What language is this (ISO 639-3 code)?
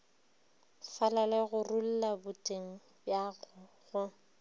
nso